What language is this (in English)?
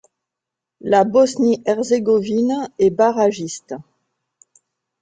French